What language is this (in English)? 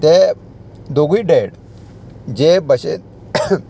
Konkani